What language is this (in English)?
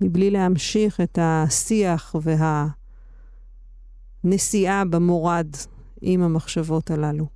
Hebrew